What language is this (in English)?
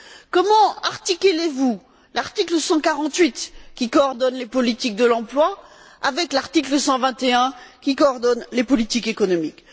French